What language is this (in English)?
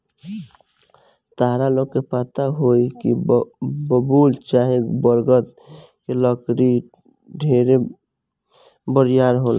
Bhojpuri